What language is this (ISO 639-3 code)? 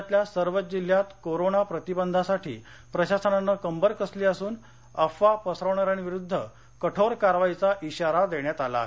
mar